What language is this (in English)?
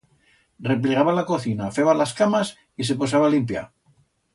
Aragonese